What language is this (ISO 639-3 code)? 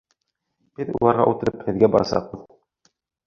bak